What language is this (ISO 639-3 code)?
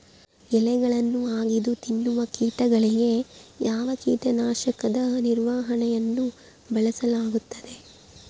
kan